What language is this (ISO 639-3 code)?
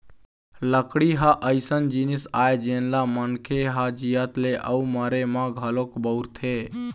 hne